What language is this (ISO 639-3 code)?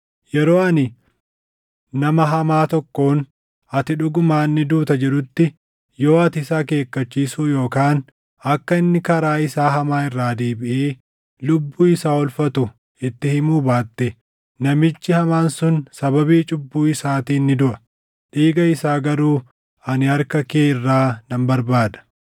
orm